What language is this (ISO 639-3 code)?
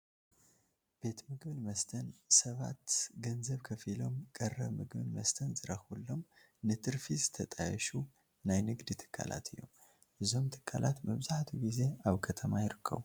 tir